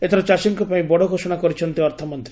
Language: Odia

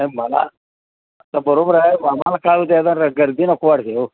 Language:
Marathi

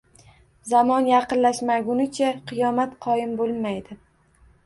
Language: Uzbek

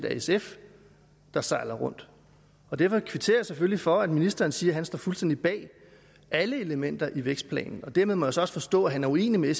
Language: Danish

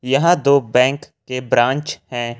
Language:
Hindi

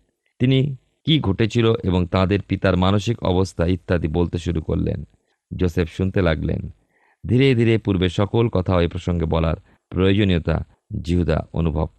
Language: Bangla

